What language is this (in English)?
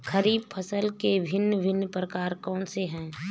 Hindi